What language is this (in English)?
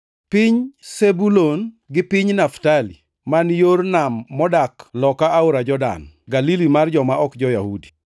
Luo (Kenya and Tanzania)